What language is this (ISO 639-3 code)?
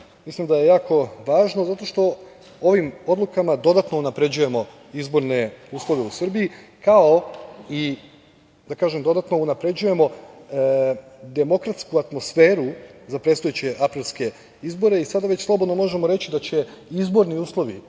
srp